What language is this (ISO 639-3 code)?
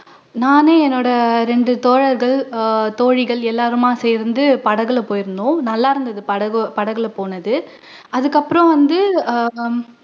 tam